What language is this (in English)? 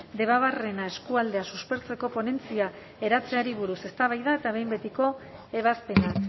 Basque